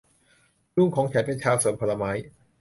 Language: Thai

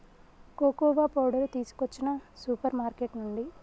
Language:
Telugu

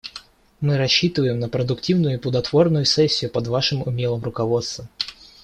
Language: Russian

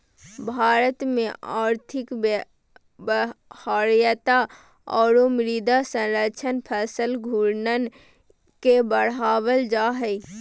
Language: Magahi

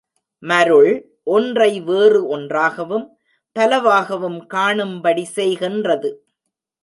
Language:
Tamil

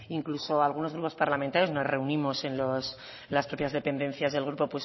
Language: Spanish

